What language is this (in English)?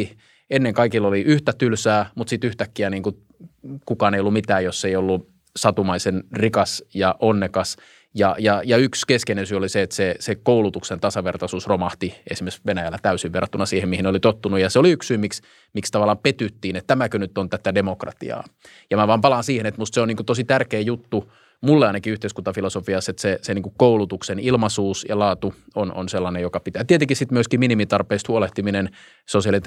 Finnish